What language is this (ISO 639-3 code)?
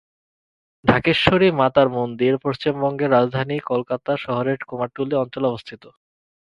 ben